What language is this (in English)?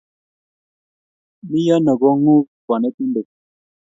Kalenjin